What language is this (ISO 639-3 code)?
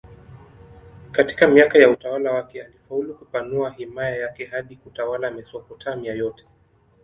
swa